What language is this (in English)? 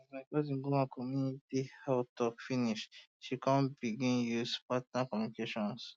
Nigerian Pidgin